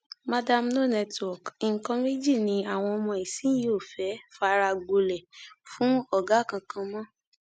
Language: Yoruba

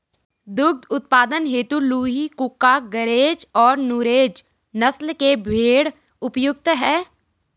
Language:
Hindi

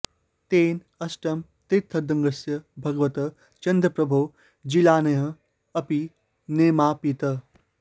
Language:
Sanskrit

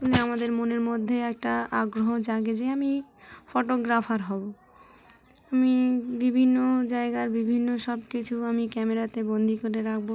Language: Bangla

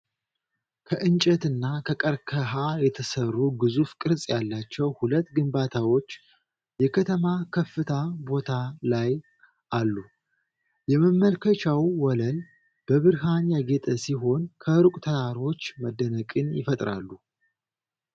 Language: Amharic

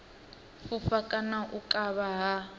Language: Venda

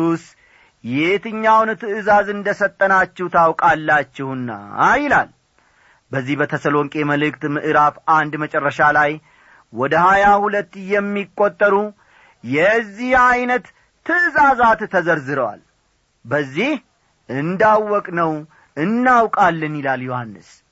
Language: Amharic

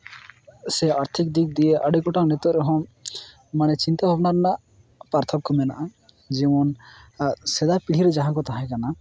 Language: Santali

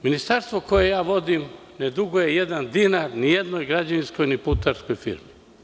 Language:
Serbian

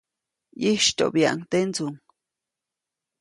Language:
Copainalá Zoque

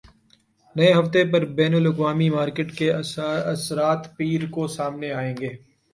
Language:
Urdu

